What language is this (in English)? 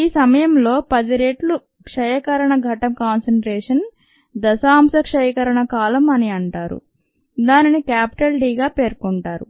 Telugu